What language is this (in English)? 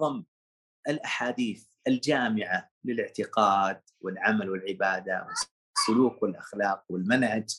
Arabic